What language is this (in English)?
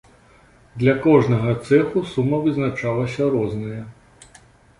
Belarusian